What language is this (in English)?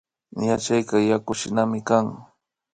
Imbabura Highland Quichua